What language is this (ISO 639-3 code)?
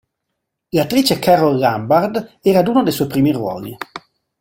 ita